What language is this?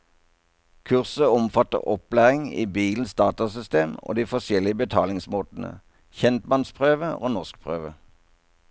Norwegian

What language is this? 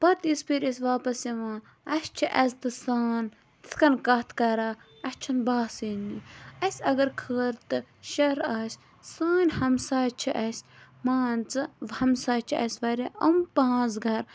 Kashmiri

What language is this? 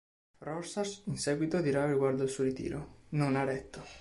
Italian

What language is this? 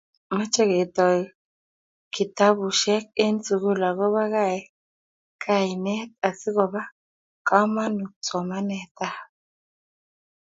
Kalenjin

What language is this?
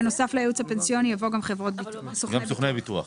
Hebrew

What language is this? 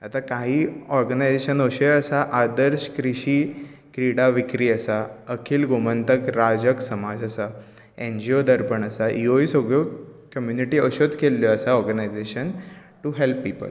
Konkani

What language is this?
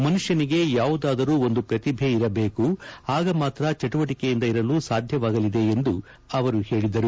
Kannada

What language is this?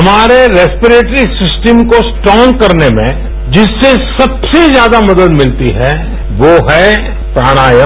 Hindi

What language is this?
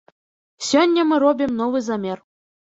Belarusian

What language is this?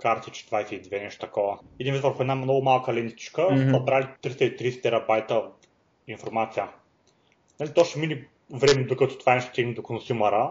Bulgarian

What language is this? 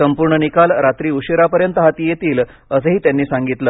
Marathi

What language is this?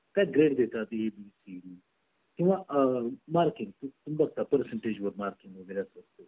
Marathi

